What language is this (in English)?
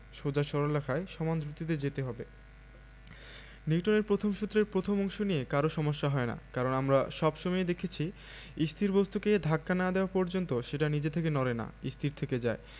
Bangla